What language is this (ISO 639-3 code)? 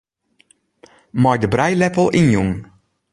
fry